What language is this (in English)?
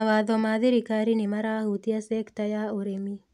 Kikuyu